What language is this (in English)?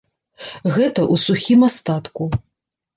Belarusian